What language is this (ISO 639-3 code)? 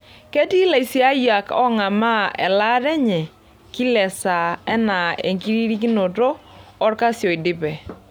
mas